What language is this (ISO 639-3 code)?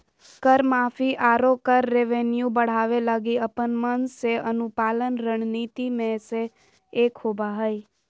mag